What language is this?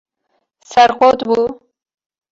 Kurdish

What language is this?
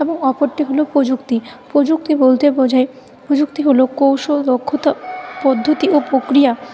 Bangla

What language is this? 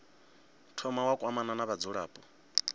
Venda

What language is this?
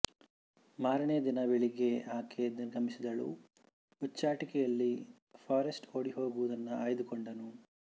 Kannada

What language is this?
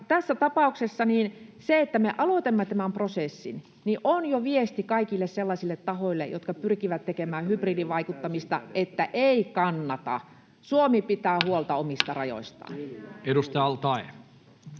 Finnish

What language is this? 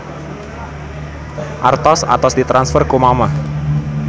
Sundanese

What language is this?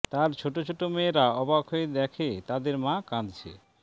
Bangla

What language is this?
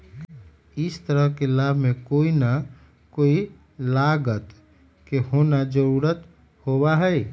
Magahi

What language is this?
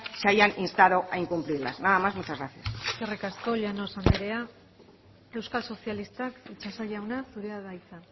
Basque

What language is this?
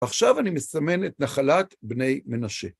Hebrew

